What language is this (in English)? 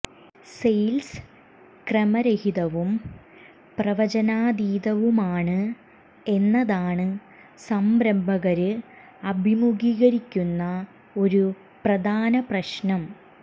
Malayalam